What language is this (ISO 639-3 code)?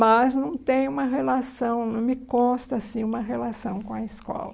por